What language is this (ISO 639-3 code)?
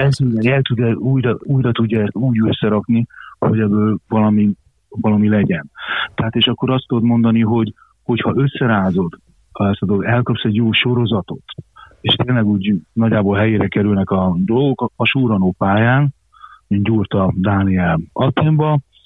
hun